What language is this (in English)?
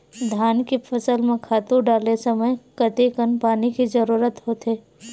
Chhattisgarhi